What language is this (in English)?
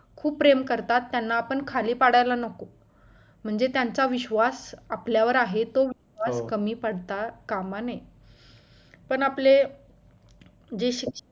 Marathi